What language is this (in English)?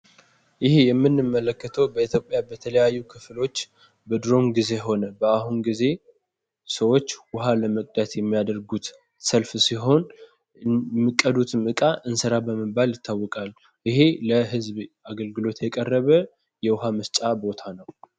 Amharic